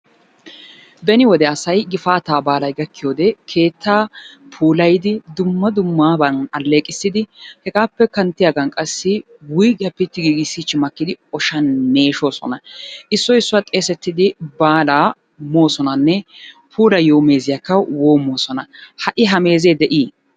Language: Wolaytta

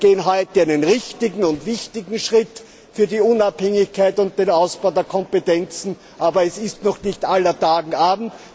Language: German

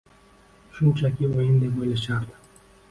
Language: Uzbek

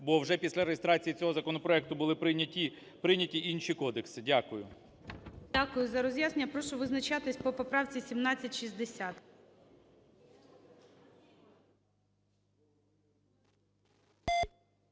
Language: Ukrainian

